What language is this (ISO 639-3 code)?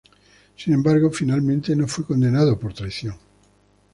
spa